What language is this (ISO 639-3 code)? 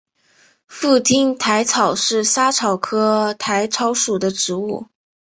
zho